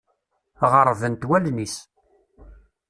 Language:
Kabyle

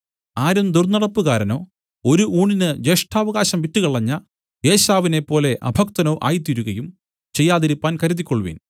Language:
Malayalam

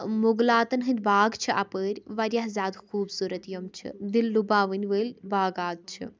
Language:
Kashmiri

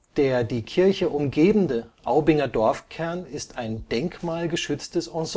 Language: German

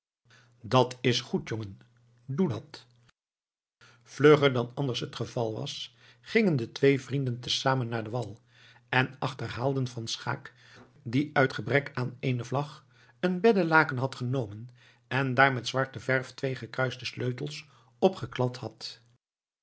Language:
Dutch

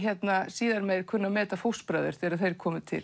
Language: Icelandic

